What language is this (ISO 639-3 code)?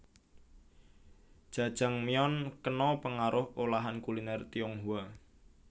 jav